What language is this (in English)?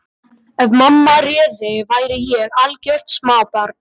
Icelandic